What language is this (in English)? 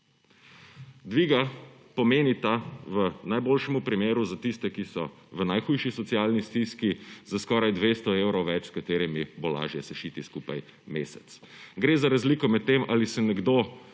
Slovenian